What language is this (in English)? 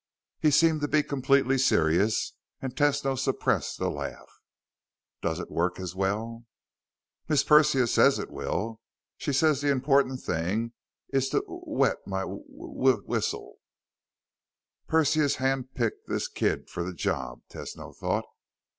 English